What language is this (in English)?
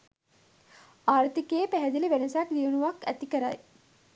Sinhala